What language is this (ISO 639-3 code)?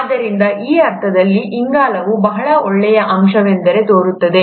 kan